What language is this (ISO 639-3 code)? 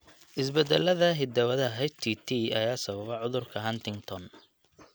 som